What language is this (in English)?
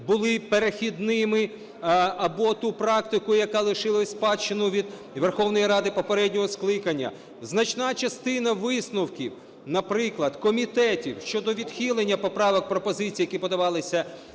Ukrainian